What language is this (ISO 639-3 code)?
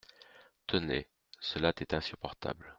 fra